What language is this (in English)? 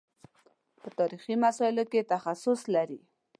Pashto